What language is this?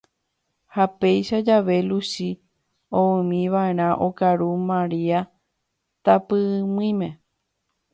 Guarani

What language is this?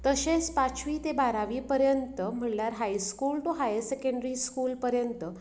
Konkani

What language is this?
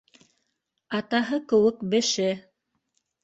Bashkir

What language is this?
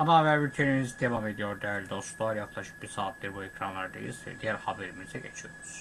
Turkish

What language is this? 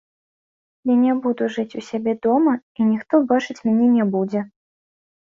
Belarusian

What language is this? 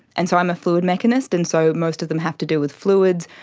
English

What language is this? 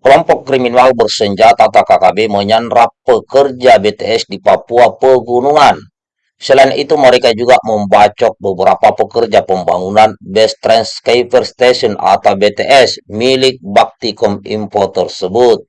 Indonesian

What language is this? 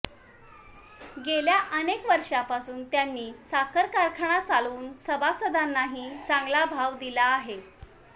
Marathi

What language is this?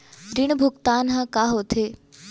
Chhattisgarhi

